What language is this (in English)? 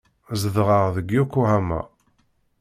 Kabyle